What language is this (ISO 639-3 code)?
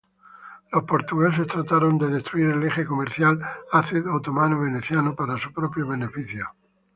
spa